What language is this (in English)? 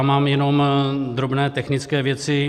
Czech